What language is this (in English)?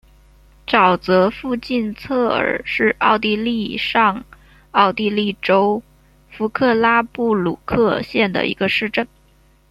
Chinese